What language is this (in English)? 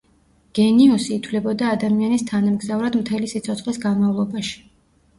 Georgian